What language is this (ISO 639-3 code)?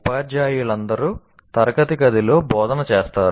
tel